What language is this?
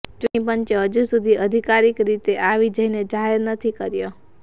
Gujarati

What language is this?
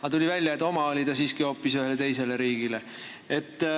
Estonian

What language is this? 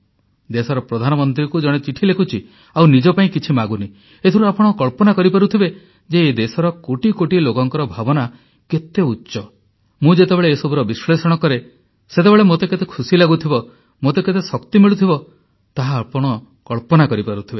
Odia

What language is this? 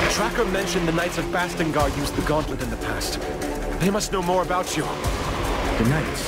English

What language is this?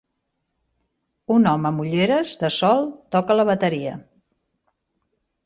Catalan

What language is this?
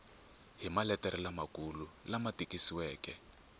Tsonga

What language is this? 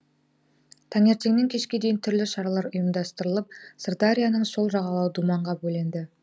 Kazakh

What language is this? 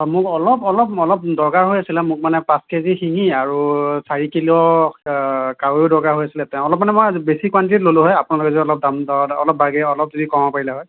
Assamese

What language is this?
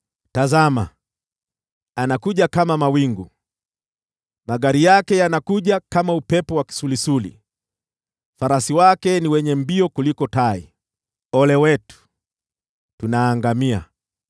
Swahili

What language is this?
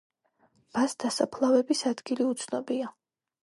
Georgian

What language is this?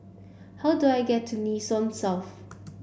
English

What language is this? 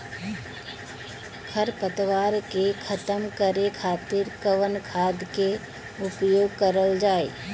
Bhojpuri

